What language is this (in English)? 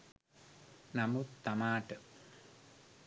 Sinhala